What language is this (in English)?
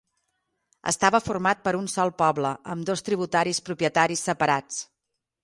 Catalan